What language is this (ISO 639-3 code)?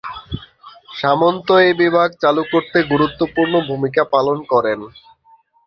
ben